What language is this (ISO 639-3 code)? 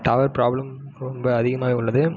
tam